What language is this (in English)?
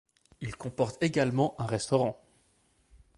French